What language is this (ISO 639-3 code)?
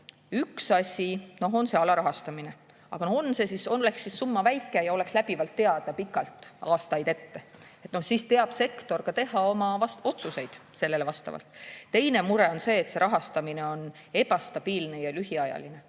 est